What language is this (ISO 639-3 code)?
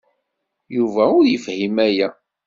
kab